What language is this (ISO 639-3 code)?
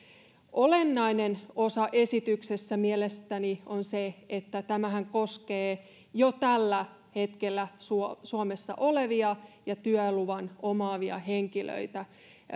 fin